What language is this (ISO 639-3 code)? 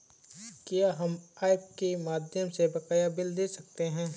hin